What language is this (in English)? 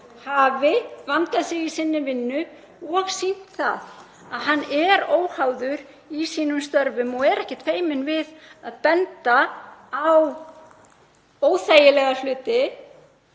Icelandic